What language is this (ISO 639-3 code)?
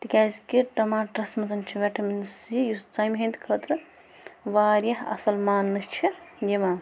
kas